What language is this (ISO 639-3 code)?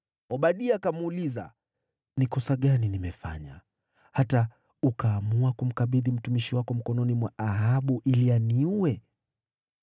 swa